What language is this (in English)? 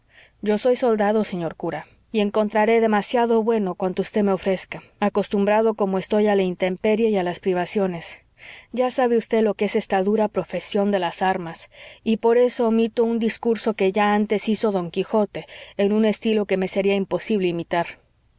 Spanish